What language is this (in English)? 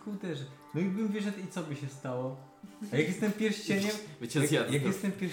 Polish